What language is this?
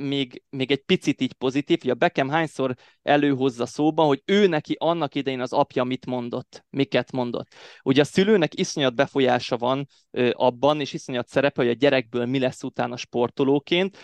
Hungarian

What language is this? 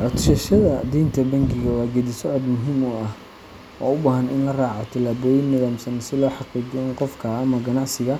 Somali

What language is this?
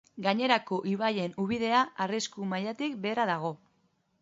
Basque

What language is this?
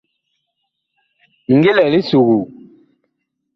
Bakoko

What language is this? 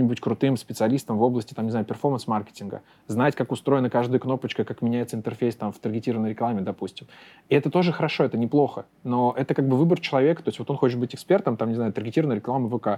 Russian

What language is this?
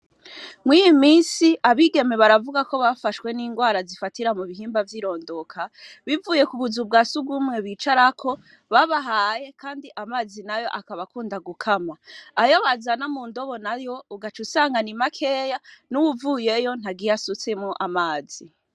Rundi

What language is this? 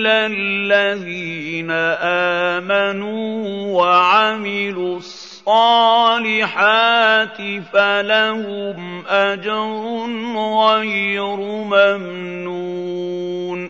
Arabic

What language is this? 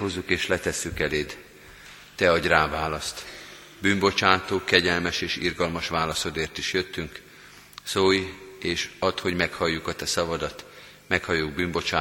Hungarian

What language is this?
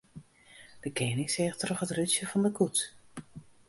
Western Frisian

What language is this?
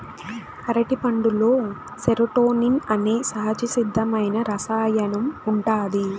Telugu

